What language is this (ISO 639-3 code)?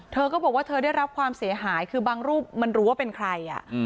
tha